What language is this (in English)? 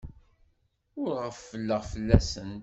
Kabyle